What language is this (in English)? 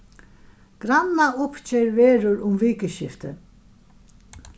Faroese